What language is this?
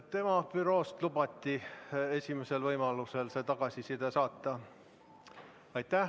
Estonian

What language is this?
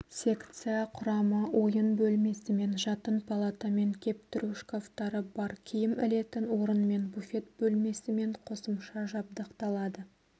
Kazakh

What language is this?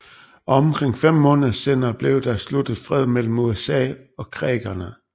Danish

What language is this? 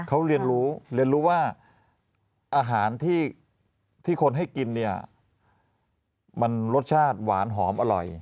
Thai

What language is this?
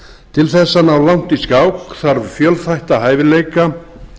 Icelandic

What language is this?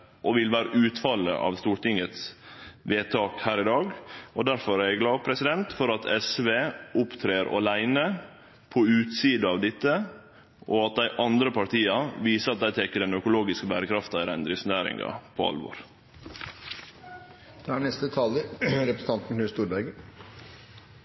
Norwegian Nynorsk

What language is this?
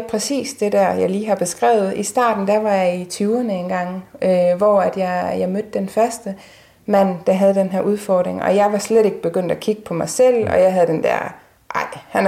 Danish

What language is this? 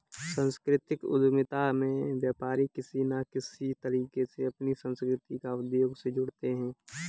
Hindi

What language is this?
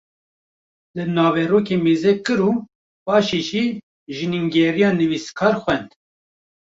Kurdish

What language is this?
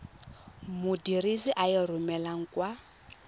Tswana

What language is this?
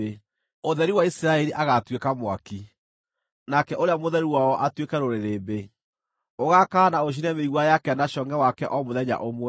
Kikuyu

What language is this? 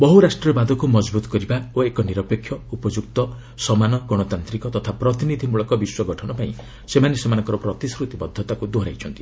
Odia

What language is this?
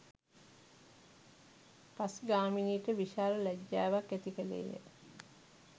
Sinhala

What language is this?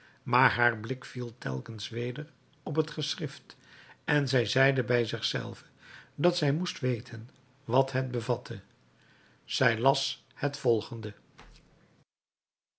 Dutch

